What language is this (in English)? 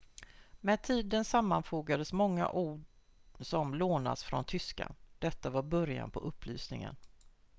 Swedish